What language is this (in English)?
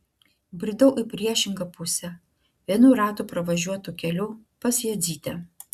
Lithuanian